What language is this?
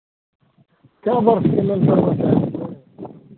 Maithili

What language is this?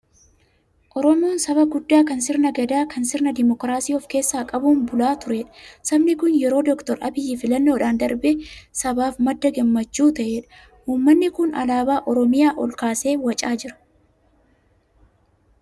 Oromo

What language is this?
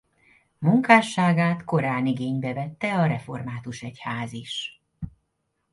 Hungarian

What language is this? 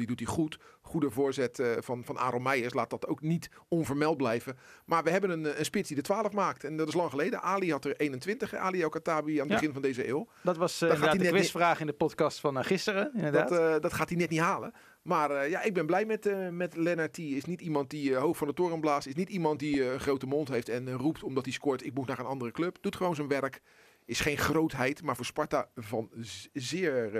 Dutch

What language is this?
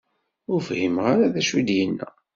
Kabyle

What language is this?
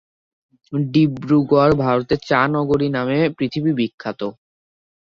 Bangla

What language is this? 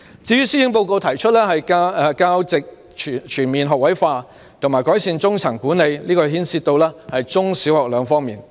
Cantonese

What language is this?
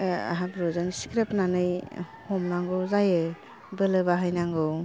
Bodo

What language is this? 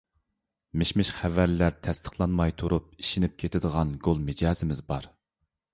Uyghur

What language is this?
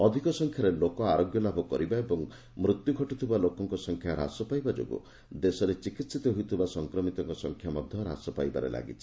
Odia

